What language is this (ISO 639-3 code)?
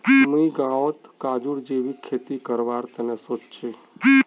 mag